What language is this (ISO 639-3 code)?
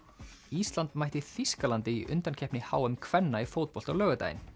isl